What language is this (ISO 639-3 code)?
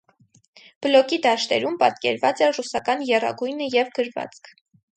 hye